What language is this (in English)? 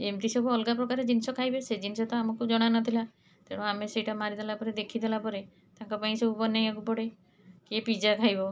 Odia